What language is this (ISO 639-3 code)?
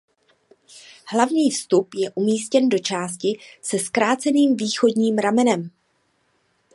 ces